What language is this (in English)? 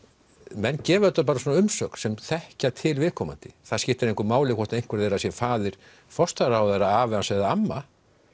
Icelandic